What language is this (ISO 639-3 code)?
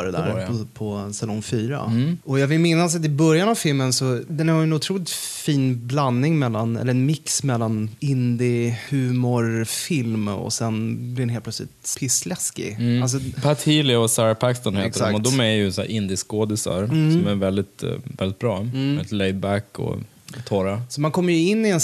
swe